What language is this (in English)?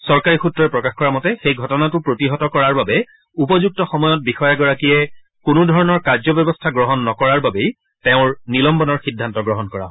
Assamese